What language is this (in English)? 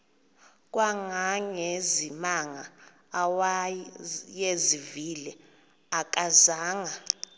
Xhosa